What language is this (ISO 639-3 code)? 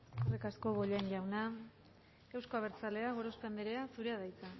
eus